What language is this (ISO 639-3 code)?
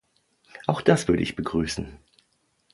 deu